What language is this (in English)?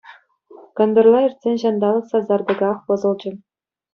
Chuvash